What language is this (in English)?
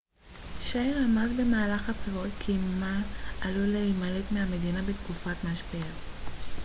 Hebrew